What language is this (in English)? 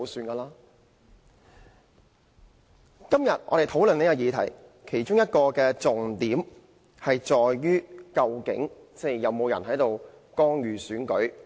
Cantonese